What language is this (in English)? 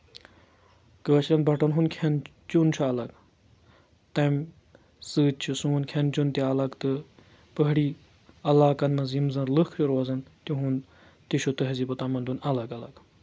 Kashmiri